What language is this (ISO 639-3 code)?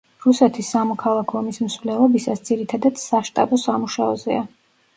kat